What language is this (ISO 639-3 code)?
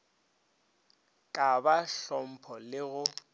nso